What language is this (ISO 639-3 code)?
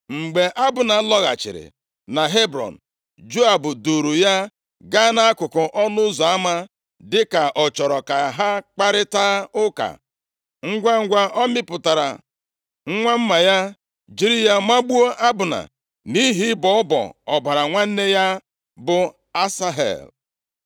ibo